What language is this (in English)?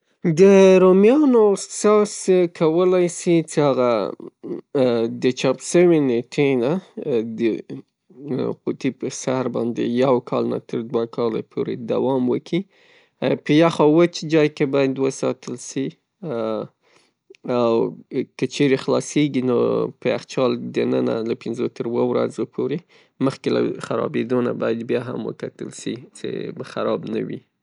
Pashto